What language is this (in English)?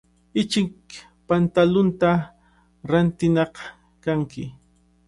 Cajatambo North Lima Quechua